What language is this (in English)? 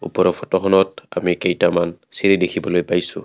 Assamese